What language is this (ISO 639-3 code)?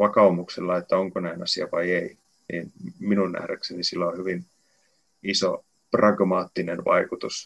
fin